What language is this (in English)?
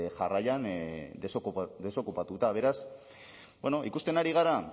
Basque